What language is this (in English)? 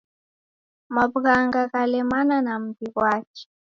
Taita